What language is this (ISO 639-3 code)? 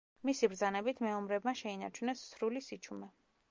kat